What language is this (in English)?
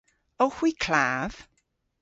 Cornish